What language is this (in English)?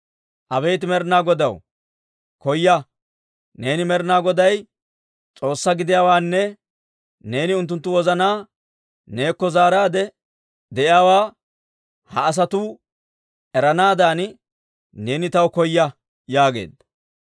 Dawro